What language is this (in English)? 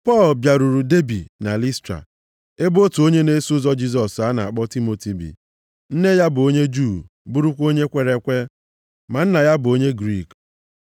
Igbo